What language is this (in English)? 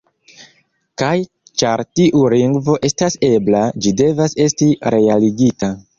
Esperanto